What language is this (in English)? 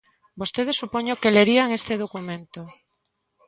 Galician